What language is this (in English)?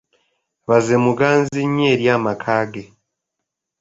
Ganda